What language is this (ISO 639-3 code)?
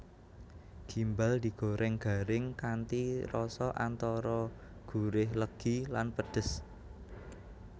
jav